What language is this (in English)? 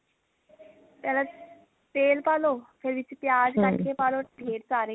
Punjabi